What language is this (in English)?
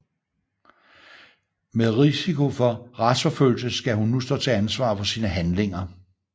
Danish